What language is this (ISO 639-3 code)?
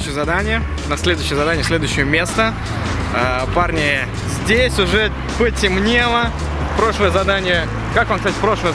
rus